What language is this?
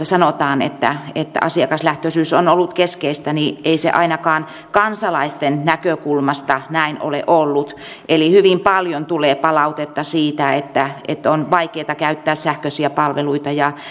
Finnish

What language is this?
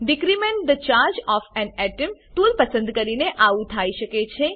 Gujarati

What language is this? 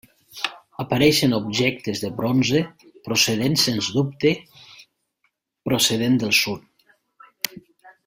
Catalan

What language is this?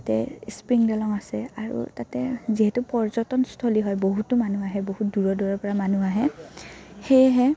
Assamese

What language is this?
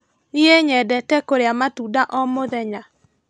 Kikuyu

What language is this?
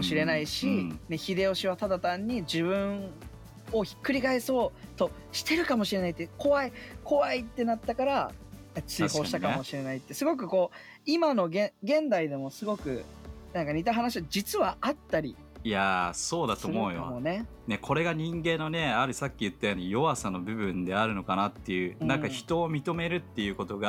Japanese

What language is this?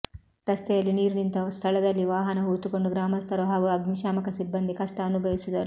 Kannada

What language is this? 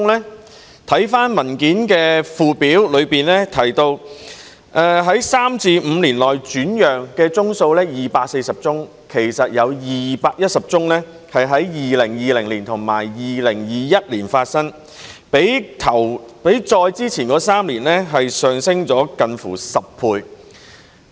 Cantonese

